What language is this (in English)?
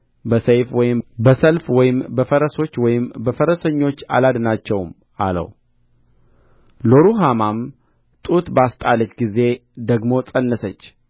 Amharic